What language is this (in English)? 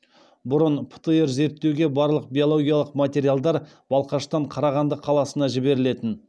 Kazakh